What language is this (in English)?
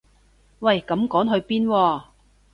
Cantonese